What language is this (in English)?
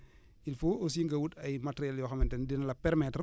Wolof